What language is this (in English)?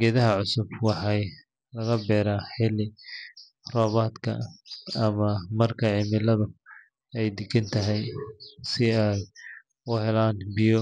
Somali